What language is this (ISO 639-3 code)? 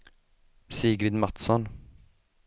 swe